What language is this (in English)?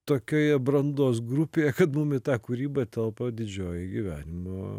Lithuanian